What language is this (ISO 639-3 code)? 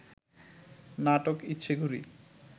ben